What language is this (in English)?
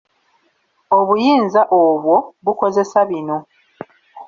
Ganda